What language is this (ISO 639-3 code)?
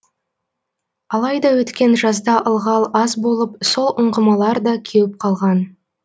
kaz